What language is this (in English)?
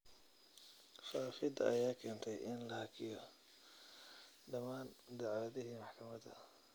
Somali